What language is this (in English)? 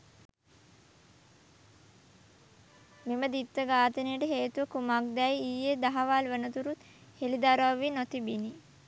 Sinhala